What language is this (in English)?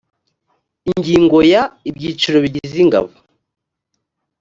Kinyarwanda